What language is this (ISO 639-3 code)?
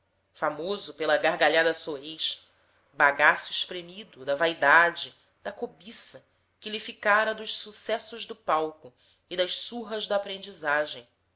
por